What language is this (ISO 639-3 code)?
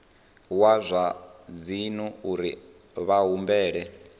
ven